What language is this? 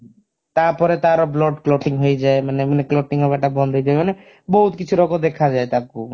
Odia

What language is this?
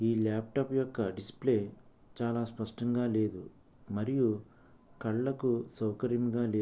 Telugu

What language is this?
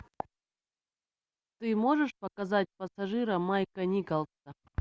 Russian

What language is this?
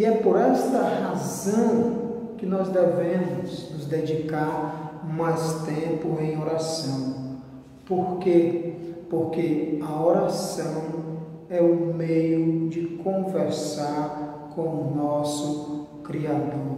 Portuguese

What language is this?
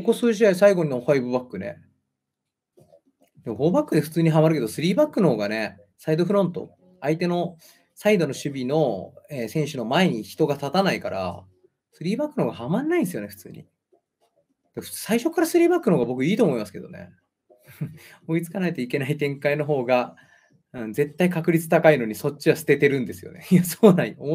Japanese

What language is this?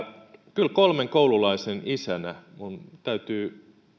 Finnish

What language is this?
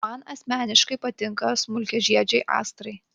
Lithuanian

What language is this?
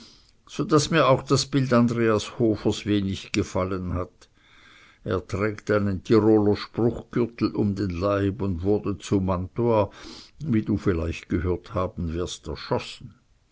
German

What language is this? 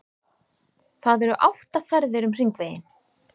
Icelandic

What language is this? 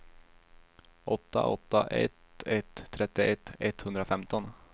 Swedish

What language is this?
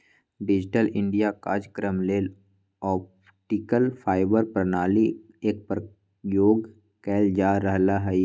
Magahi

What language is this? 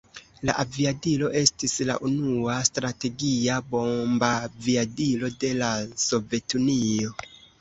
Esperanto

